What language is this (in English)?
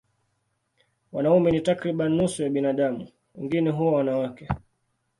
Swahili